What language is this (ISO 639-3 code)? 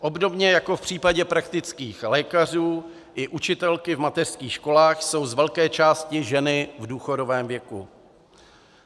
ces